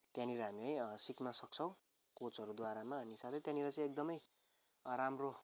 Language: Nepali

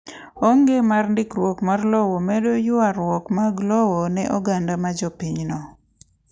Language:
Luo (Kenya and Tanzania)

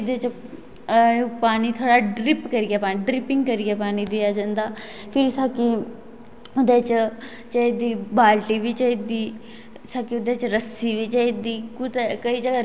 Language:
Dogri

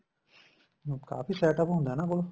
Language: Punjabi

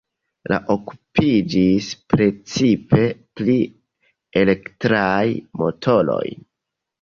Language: Esperanto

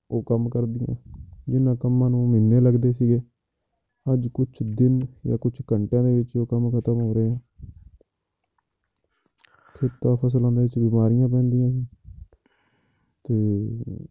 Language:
Punjabi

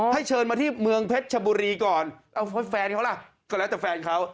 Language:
Thai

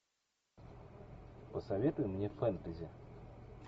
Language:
Russian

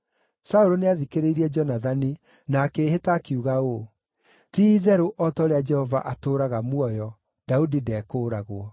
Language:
Kikuyu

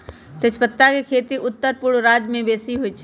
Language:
Magahi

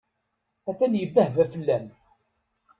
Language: Kabyle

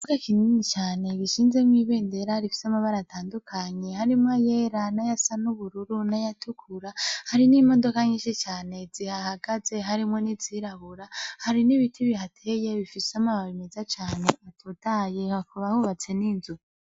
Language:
Rundi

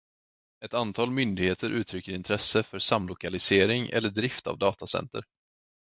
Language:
Swedish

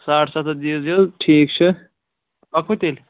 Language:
Kashmiri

